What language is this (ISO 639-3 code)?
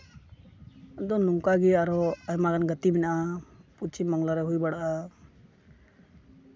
sat